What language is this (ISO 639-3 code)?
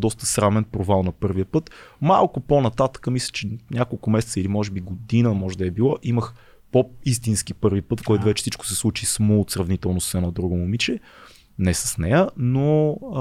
bul